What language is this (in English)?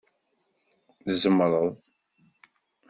Kabyle